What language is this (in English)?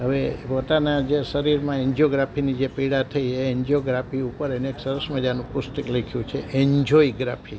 Gujarati